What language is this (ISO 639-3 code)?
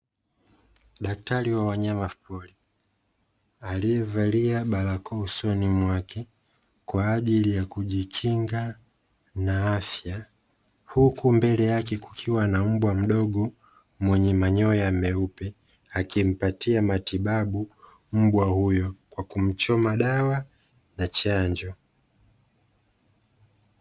swa